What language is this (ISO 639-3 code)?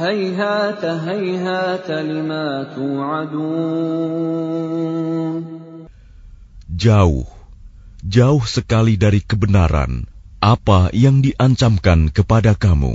ara